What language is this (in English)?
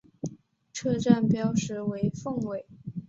Chinese